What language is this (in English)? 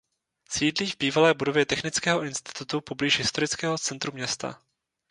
Czech